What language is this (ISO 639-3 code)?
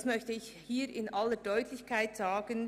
gsw